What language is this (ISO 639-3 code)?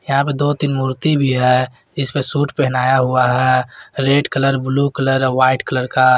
hin